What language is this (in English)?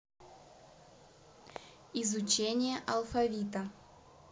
Russian